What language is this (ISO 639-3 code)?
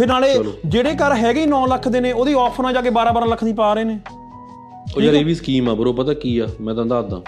pan